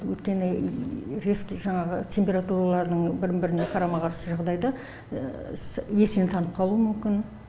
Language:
Kazakh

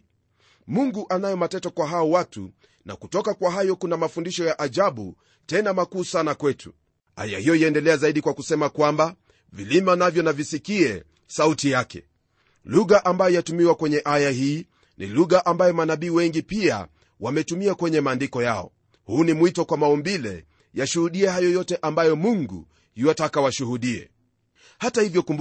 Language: Swahili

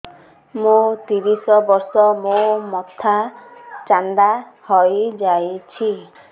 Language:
Odia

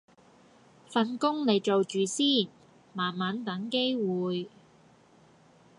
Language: Cantonese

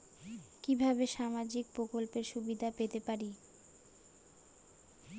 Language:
Bangla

